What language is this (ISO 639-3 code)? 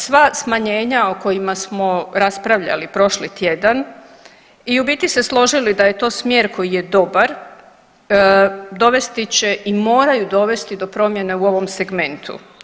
hrv